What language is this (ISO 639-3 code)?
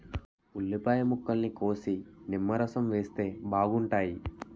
tel